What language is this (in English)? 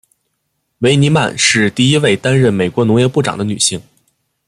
Chinese